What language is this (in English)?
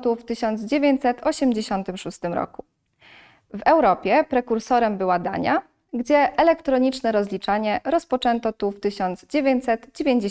Polish